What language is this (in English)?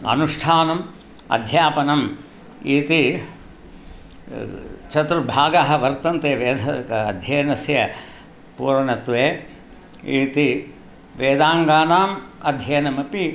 Sanskrit